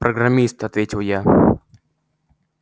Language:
Russian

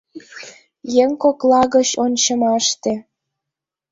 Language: Mari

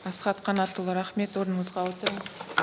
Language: Kazakh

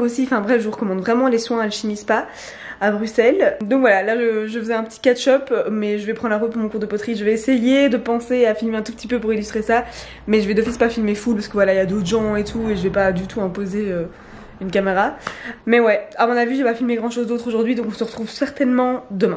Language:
French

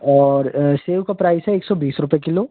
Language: Hindi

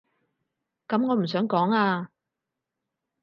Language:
Cantonese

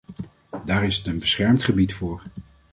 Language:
Dutch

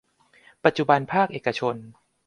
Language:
Thai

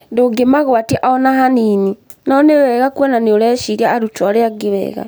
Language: Kikuyu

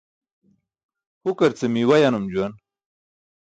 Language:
Burushaski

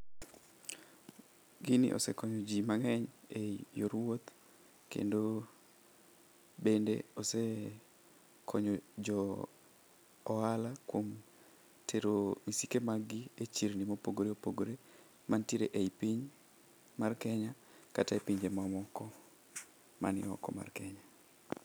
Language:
Luo (Kenya and Tanzania)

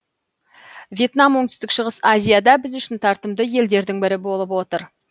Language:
Kazakh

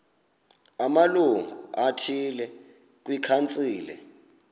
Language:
Xhosa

